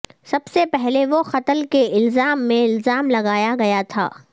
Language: Urdu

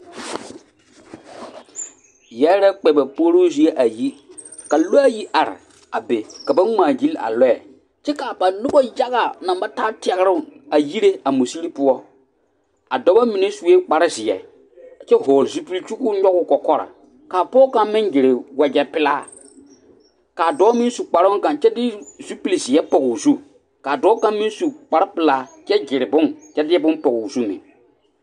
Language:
Southern Dagaare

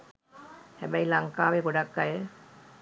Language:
Sinhala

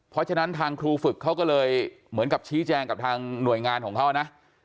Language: Thai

